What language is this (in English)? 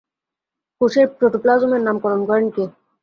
Bangla